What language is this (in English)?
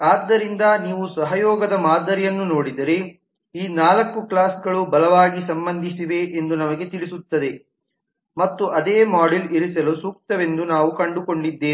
Kannada